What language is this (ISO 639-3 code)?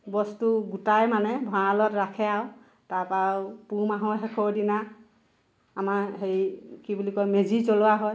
asm